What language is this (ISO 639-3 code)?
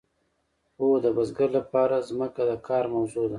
pus